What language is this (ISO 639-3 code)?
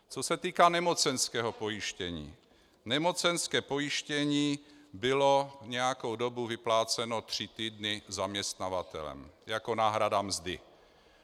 ces